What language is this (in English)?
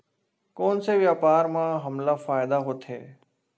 Chhattisgarhi